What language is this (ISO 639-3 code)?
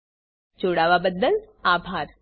guj